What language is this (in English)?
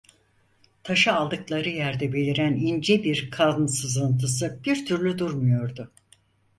Turkish